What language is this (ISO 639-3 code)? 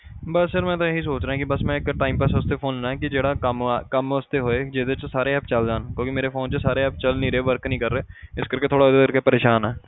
pan